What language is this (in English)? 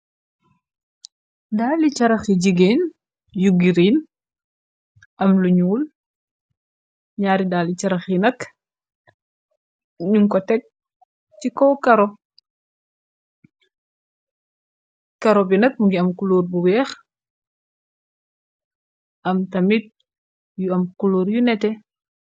Wolof